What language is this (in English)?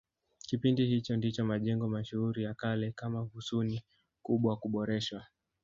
Swahili